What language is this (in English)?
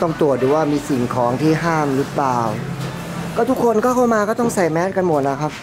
Thai